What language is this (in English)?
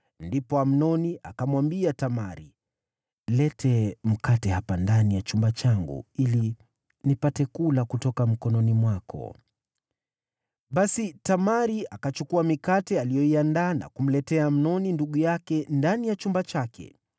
Swahili